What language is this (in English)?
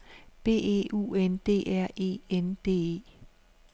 Danish